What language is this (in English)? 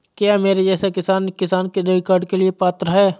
Hindi